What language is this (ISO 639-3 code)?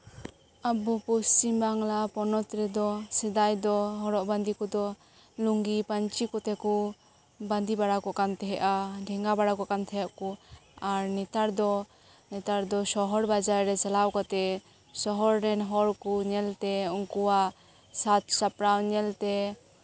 sat